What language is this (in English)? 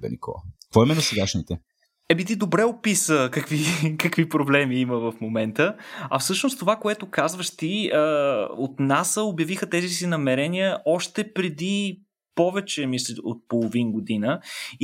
Bulgarian